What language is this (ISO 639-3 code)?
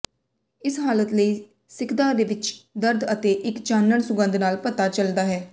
pan